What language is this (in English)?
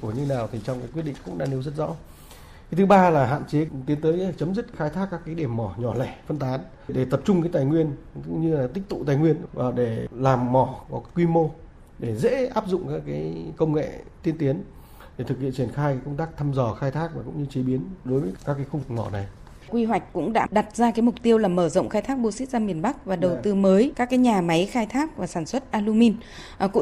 Vietnamese